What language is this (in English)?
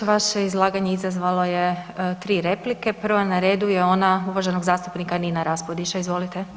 Croatian